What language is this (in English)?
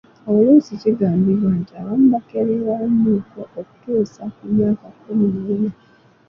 Ganda